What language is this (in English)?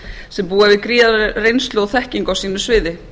Icelandic